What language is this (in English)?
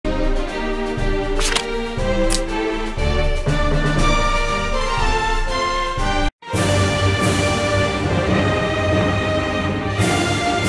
Japanese